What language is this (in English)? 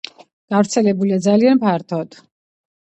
Georgian